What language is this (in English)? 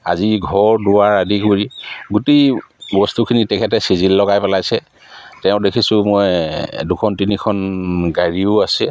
Assamese